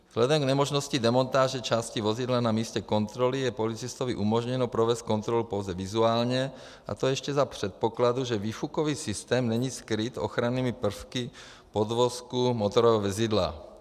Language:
Czech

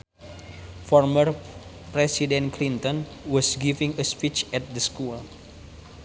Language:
Sundanese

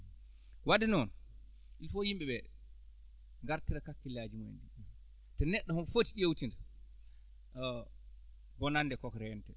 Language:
Fula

